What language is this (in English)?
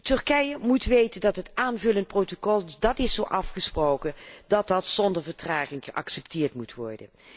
Dutch